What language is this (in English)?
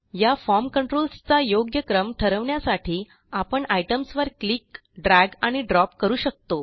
Marathi